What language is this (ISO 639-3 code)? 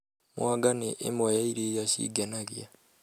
kik